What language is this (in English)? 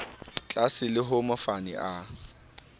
Southern Sotho